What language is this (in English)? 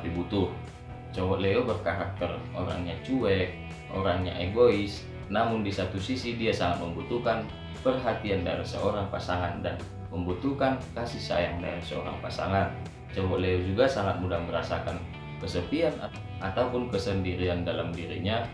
Indonesian